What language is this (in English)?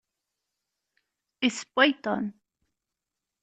Kabyle